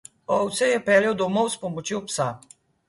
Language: Slovenian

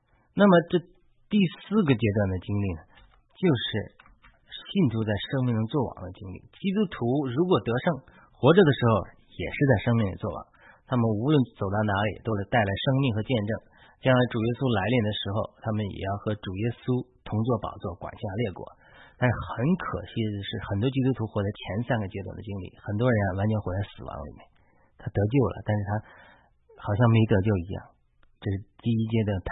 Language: Chinese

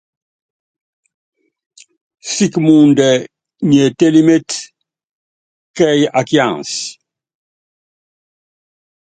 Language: Yangben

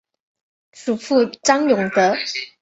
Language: Chinese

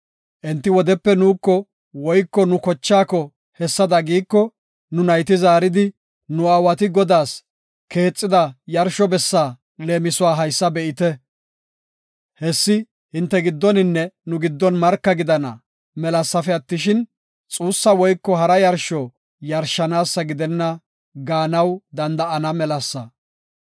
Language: Gofa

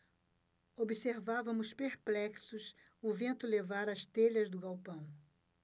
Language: Portuguese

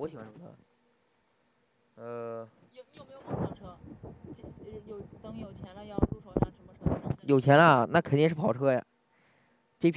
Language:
Chinese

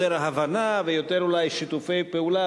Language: Hebrew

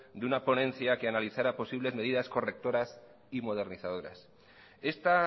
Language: Spanish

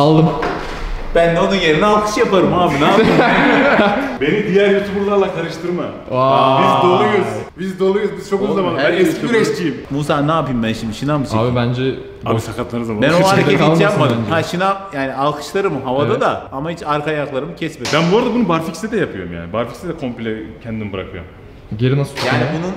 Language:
Turkish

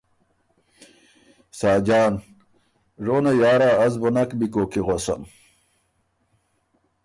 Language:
Ormuri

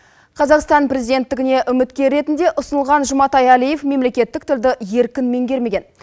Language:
Kazakh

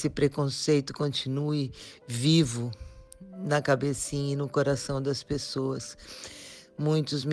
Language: Portuguese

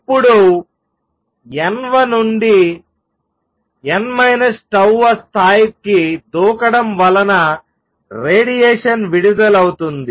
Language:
Telugu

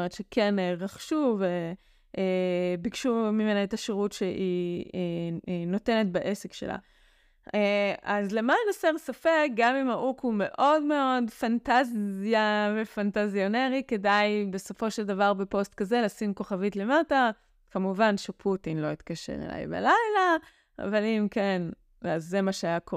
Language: Hebrew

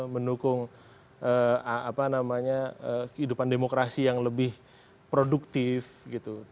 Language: Indonesian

